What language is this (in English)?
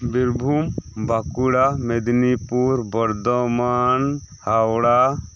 Santali